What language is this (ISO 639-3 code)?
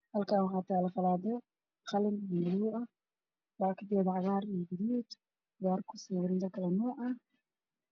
som